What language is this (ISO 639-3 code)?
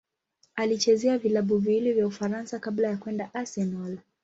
swa